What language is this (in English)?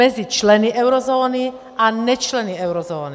Czech